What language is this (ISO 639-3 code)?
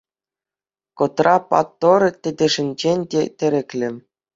chv